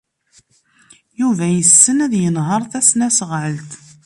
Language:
Kabyle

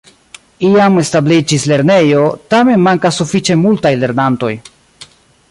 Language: Esperanto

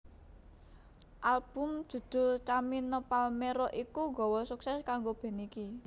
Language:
Javanese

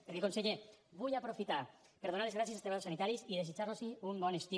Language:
Catalan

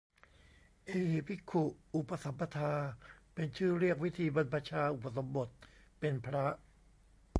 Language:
Thai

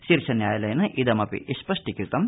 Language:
Sanskrit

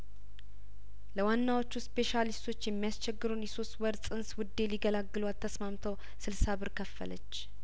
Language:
Amharic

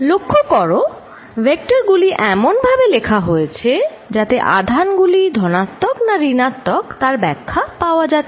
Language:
Bangla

